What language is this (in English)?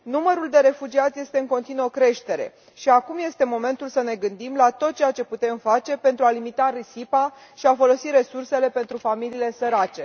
Romanian